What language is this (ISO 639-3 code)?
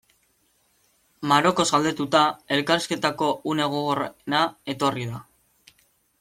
eus